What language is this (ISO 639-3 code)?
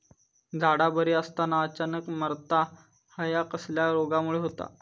mar